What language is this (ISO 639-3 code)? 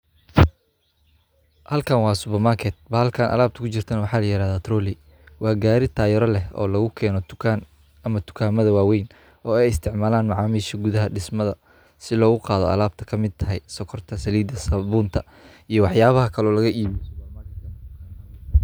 som